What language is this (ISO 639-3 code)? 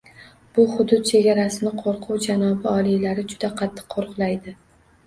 uzb